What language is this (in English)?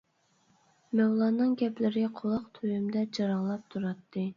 Uyghur